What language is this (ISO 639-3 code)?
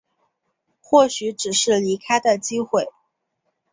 zho